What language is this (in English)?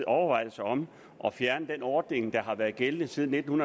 Danish